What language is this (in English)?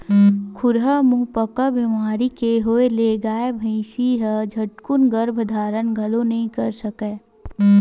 Chhattisgarhi